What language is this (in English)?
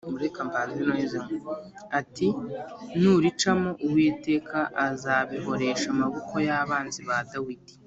Kinyarwanda